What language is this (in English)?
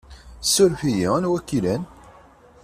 Kabyle